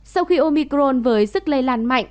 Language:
Vietnamese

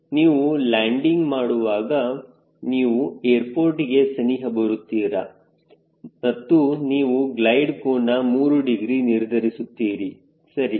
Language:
Kannada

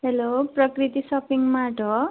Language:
Nepali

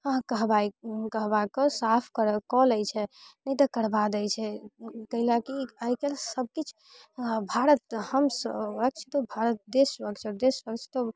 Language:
Maithili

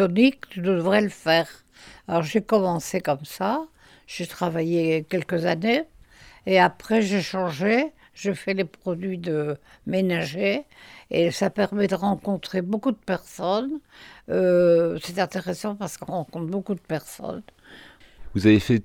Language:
French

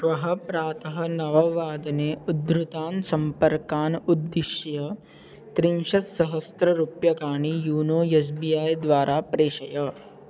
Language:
Sanskrit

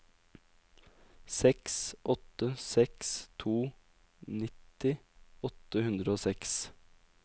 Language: Norwegian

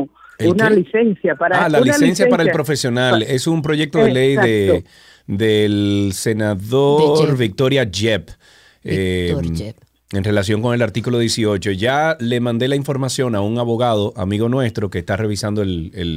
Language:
Spanish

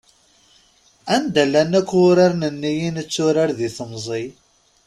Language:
Kabyle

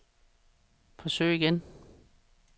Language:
Danish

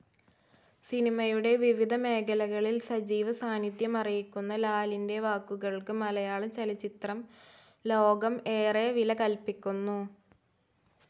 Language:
Malayalam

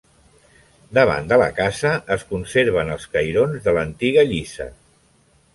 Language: Catalan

